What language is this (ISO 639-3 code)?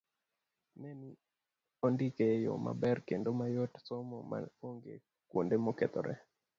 luo